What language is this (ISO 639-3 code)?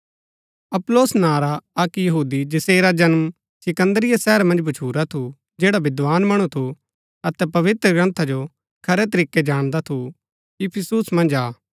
gbk